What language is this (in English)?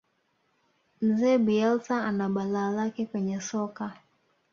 Swahili